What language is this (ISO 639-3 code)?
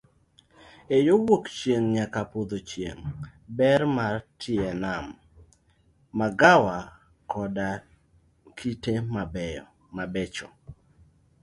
luo